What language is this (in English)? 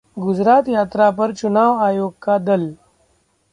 Hindi